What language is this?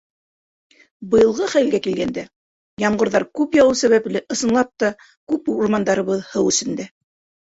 Bashkir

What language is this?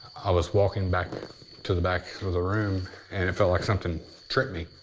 English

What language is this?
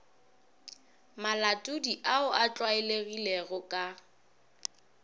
Northern Sotho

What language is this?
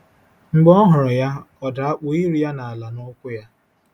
Igbo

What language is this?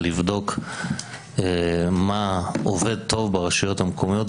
Hebrew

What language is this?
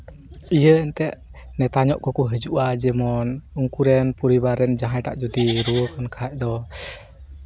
Santali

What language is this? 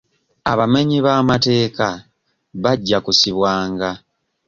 Ganda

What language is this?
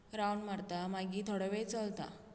Konkani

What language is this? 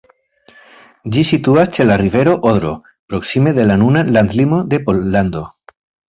Esperanto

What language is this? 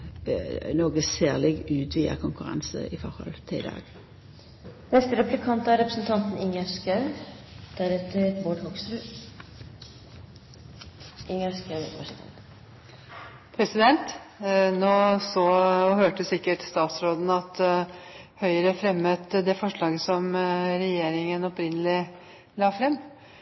Norwegian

